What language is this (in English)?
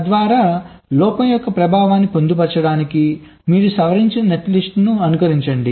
Telugu